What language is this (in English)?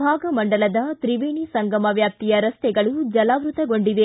Kannada